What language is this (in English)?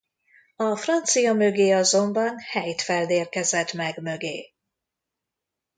Hungarian